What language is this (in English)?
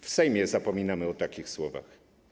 Polish